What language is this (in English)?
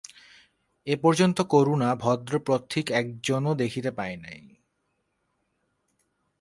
Bangla